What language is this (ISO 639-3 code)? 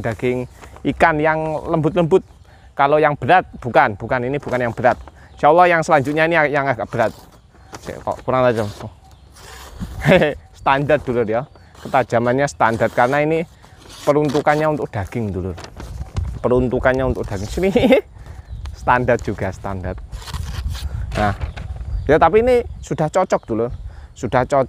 ind